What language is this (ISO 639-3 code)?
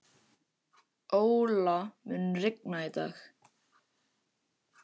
isl